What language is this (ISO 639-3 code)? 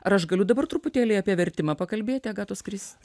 lit